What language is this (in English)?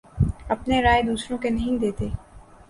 Urdu